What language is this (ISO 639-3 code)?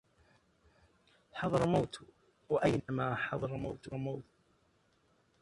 ara